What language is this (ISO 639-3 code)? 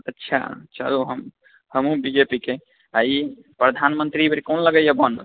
mai